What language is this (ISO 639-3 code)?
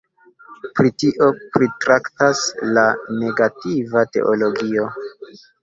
epo